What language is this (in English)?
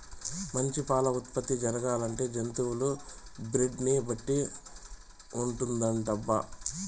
Telugu